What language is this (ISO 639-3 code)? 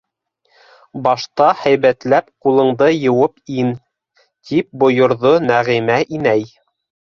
bak